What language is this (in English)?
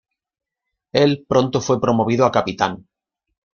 Spanish